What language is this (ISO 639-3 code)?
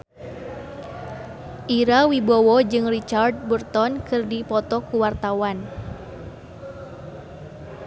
sun